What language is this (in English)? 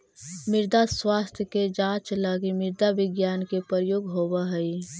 Magahi